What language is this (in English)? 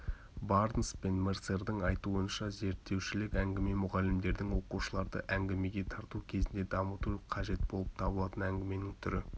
Kazakh